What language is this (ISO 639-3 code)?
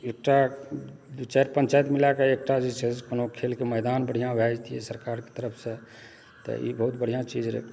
mai